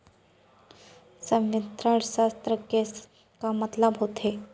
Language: Chhattisgarhi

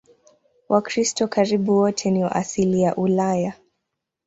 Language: Swahili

